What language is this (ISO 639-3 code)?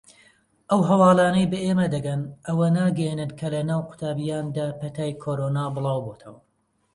ckb